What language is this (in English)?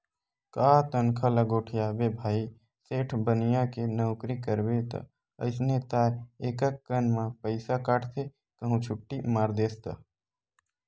Chhattisgarhi